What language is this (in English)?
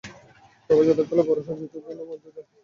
Bangla